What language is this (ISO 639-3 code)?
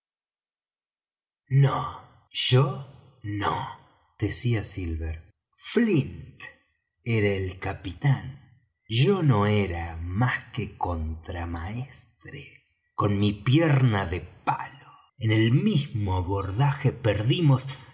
spa